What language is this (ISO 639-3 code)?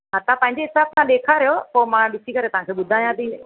snd